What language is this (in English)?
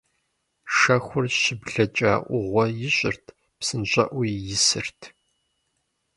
Kabardian